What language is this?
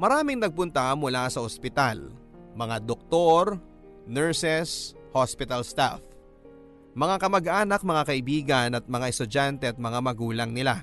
Filipino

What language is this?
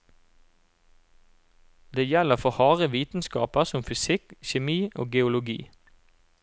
Norwegian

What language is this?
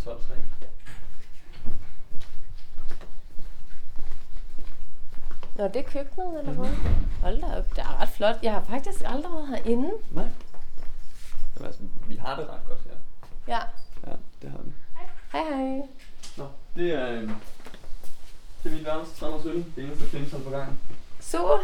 Danish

